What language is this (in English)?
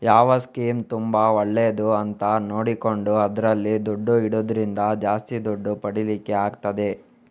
Kannada